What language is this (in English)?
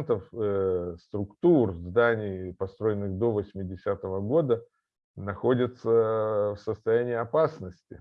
Russian